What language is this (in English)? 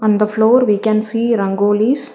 English